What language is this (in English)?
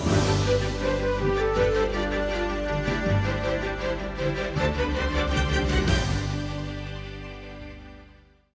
Ukrainian